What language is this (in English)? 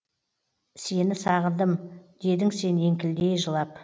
Kazakh